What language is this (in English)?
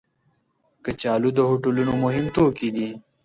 Pashto